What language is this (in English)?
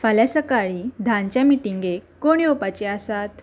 Konkani